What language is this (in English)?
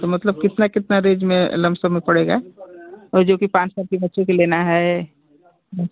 Hindi